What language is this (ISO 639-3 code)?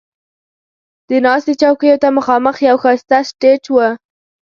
pus